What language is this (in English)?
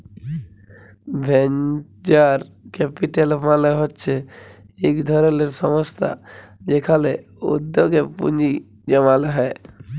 Bangla